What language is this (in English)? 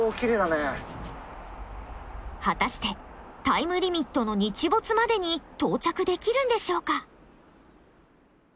Japanese